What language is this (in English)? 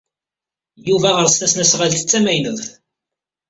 Kabyle